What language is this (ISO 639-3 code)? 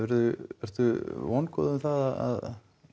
isl